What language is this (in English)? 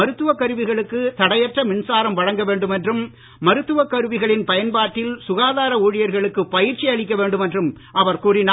Tamil